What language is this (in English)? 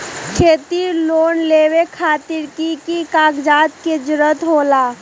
Magahi